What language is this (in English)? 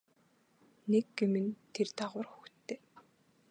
Mongolian